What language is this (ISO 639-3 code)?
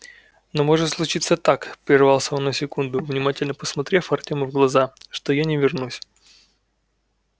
rus